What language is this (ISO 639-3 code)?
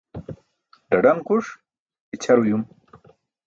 bsk